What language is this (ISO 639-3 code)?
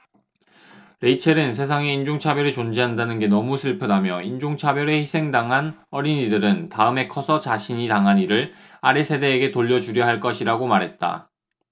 kor